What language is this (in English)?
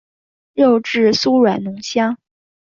Chinese